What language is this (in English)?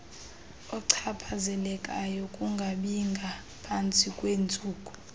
Xhosa